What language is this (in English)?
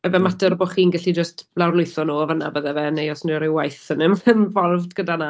Welsh